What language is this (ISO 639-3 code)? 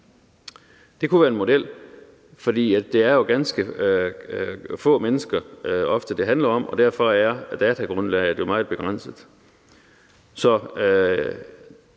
dan